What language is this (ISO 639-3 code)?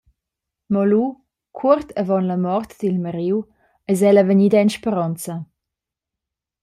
roh